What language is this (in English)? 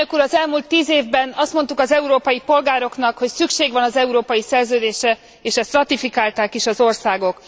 Hungarian